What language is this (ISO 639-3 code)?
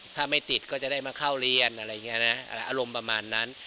tha